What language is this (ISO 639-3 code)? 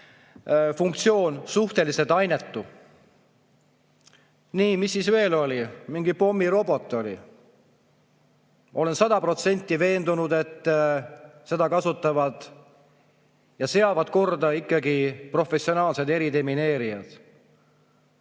est